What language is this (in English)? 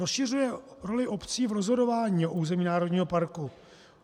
Czech